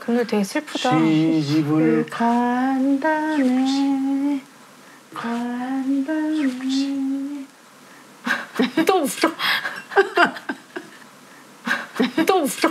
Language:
Korean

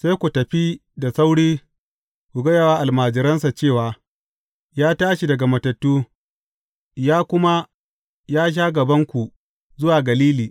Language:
Hausa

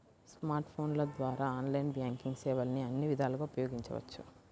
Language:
Telugu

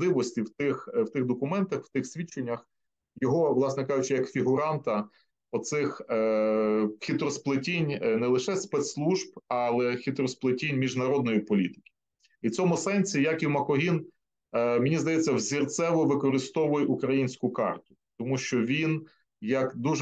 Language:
Ukrainian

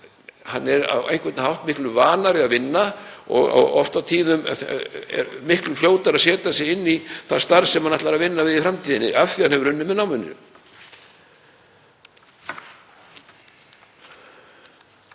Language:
Icelandic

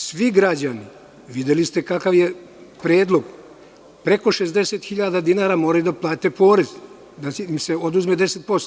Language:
Serbian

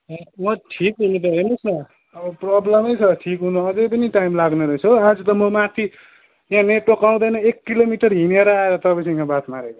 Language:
Nepali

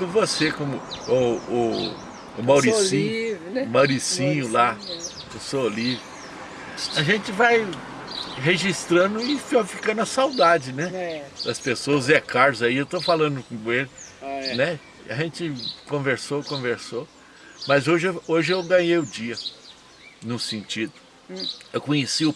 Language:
Portuguese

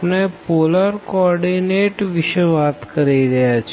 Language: Gujarati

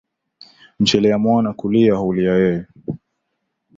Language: Swahili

